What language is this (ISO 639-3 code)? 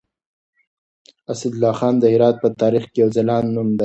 pus